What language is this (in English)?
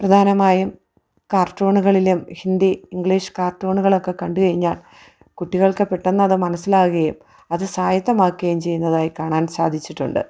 Malayalam